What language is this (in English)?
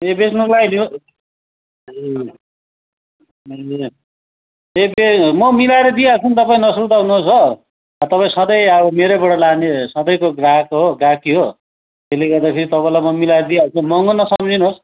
Nepali